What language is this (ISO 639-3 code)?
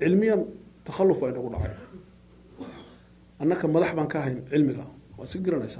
ara